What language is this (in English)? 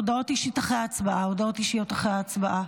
Hebrew